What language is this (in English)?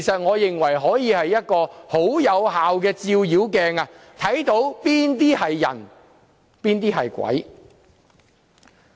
Cantonese